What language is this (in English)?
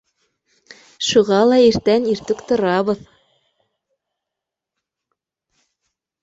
Bashkir